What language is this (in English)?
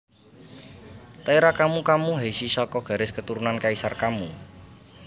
Javanese